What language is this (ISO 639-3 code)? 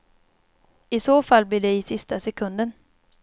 swe